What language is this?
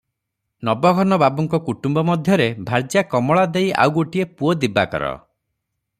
Odia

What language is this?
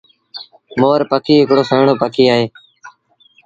Sindhi Bhil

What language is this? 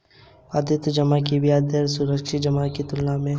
Hindi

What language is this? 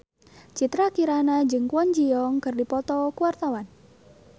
Sundanese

